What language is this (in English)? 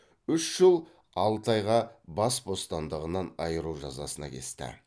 Kazakh